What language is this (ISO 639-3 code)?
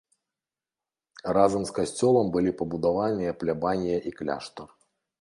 bel